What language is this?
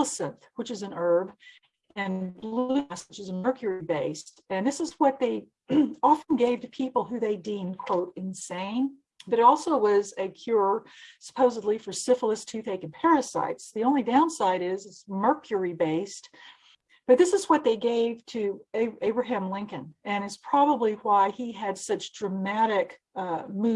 English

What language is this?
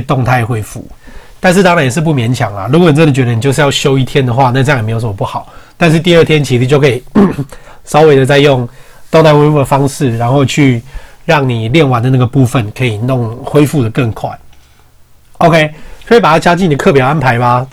Chinese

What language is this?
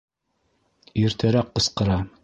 Bashkir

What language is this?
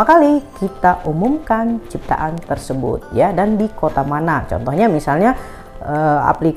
Indonesian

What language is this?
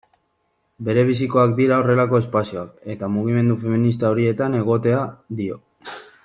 Basque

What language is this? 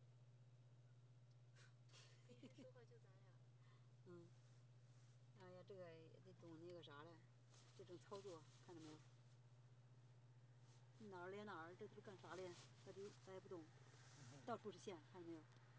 Chinese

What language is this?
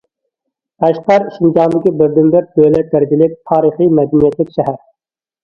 Uyghur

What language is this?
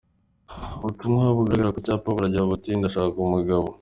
Kinyarwanda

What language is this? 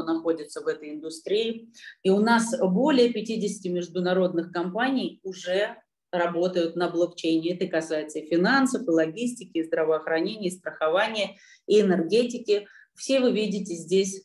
Russian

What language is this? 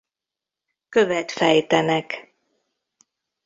Hungarian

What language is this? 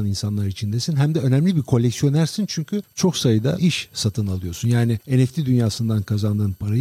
Turkish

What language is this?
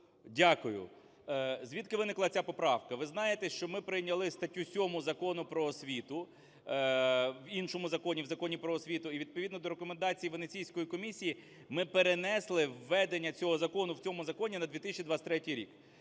Ukrainian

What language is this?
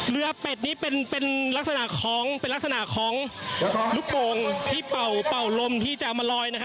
Thai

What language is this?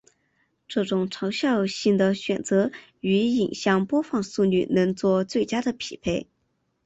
Chinese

